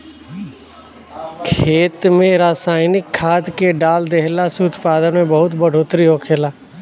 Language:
Bhojpuri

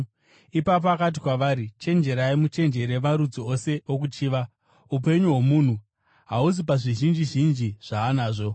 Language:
Shona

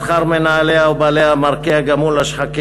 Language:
Hebrew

